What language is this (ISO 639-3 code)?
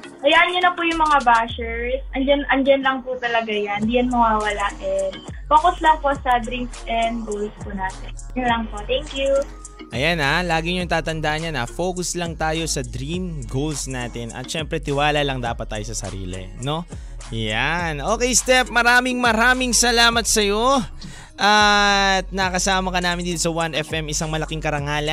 fil